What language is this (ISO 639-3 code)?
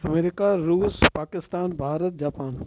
snd